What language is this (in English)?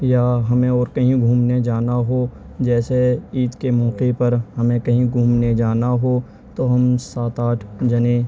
Urdu